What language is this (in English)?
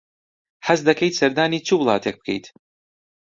Central Kurdish